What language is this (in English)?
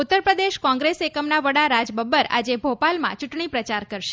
Gujarati